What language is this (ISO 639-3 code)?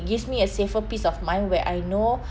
eng